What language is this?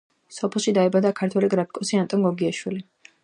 Georgian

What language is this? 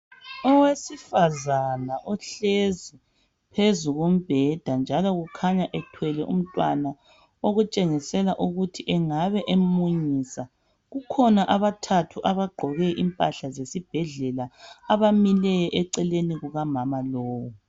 North Ndebele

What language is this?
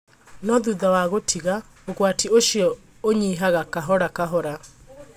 Kikuyu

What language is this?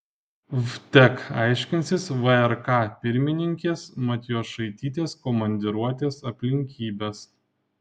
Lithuanian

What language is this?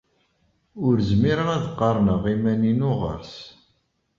Kabyle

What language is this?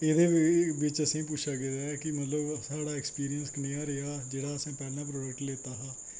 Dogri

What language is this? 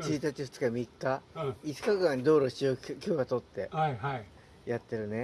Japanese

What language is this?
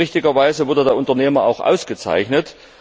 German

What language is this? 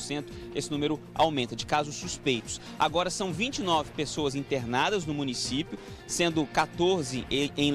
Portuguese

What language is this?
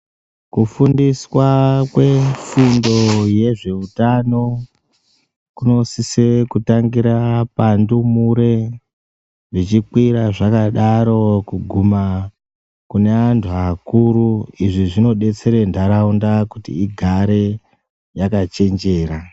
Ndau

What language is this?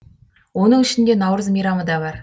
Kazakh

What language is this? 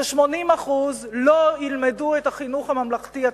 Hebrew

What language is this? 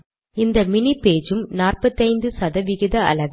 Tamil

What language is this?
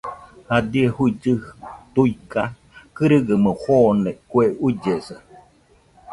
Nüpode Huitoto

